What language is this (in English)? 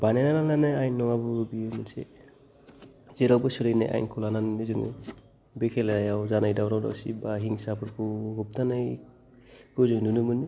Bodo